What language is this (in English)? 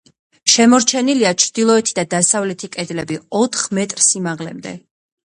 Georgian